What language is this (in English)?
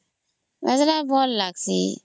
Odia